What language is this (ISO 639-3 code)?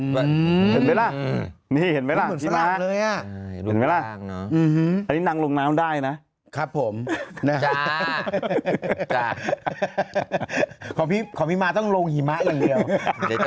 tha